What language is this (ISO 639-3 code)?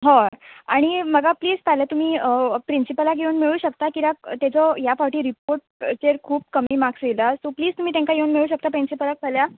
kok